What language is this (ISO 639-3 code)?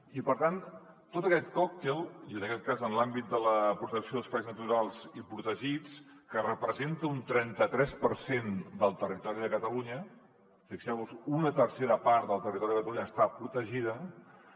cat